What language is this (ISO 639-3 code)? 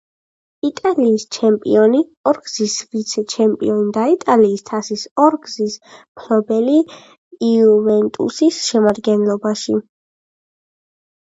kat